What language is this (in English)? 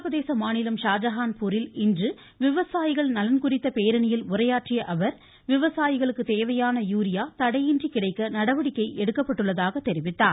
Tamil